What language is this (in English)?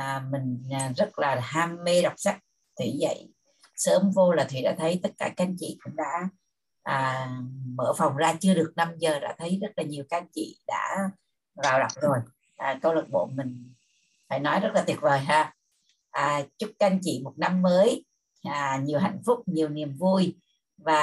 Vietnamese